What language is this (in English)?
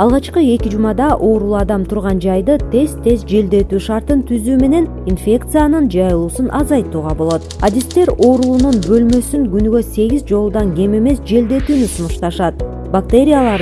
Turkish